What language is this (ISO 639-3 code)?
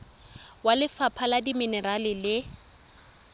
tsn